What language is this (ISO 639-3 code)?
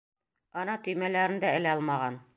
bak